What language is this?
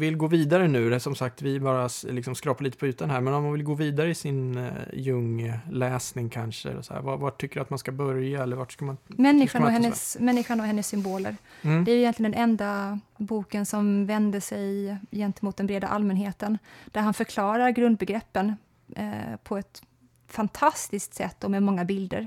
Swedish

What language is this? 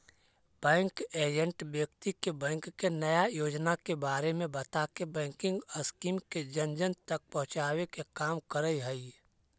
Magahi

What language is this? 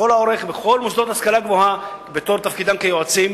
Hebrew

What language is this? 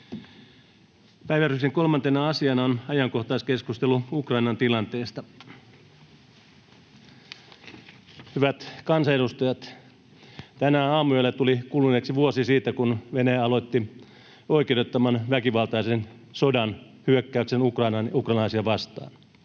Finnish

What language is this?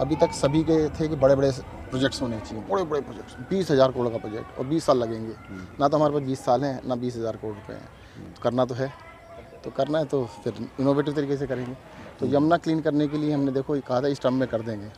Hindi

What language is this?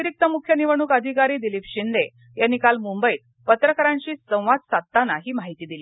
Marathi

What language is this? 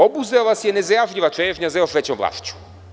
Serbian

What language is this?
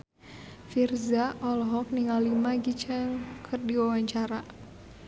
Sundanese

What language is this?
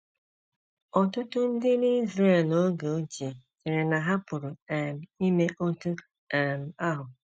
Igbo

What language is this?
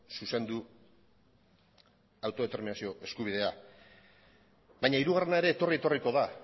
Basque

